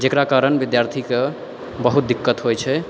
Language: Maithili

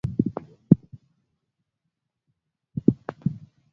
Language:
Swahili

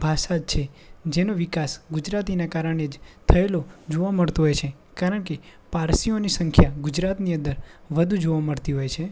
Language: Gujarati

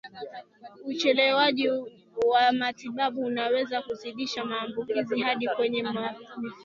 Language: Swahili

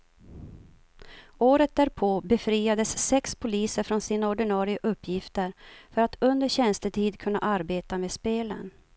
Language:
Swedish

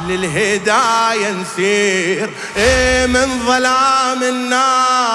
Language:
Arabic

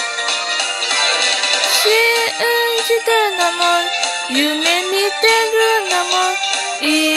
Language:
Japanese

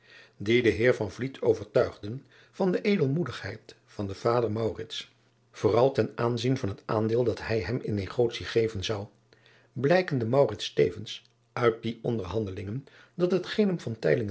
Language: Dutch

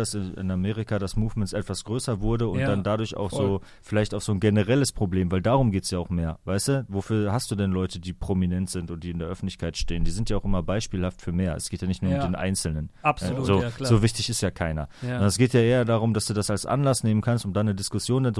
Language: German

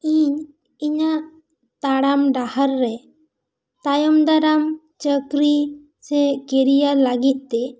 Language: Santali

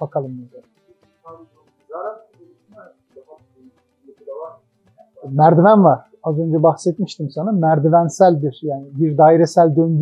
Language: Turkish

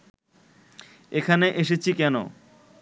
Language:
Bangla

